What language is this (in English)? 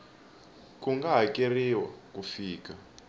Tsonga